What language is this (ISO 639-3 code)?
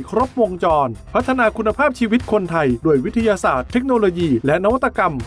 tha